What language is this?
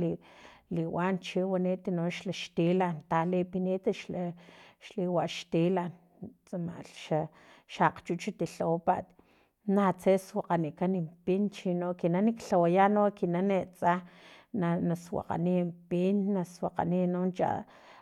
Filomena Mata-Coahuitlán Totonac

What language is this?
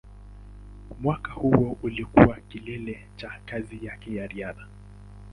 Swahili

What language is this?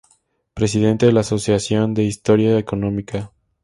Spanish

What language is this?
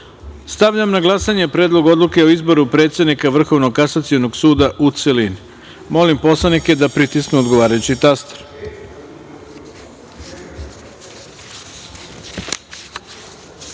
Serbian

